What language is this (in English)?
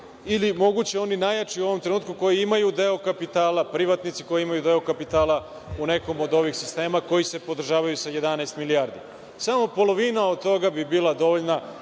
Serbian